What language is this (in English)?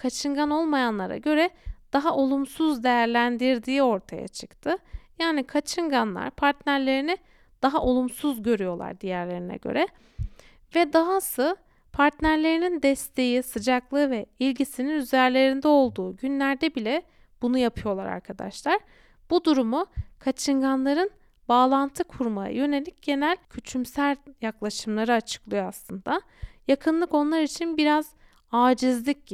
Turkish